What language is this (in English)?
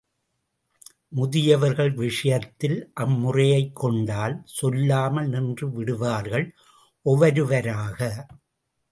Tamil